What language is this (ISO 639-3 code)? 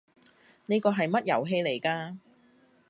yue